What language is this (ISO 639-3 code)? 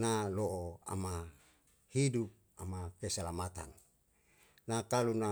jal